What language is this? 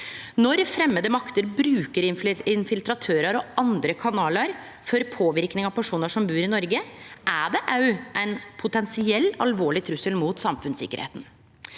Norwegian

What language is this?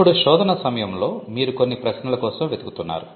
Telugu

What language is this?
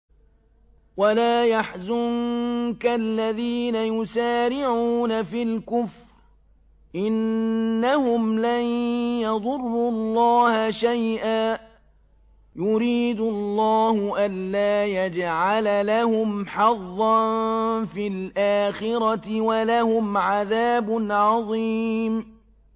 Arabic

